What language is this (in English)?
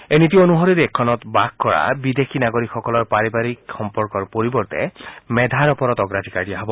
Assamese